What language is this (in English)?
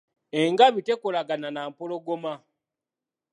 Ganda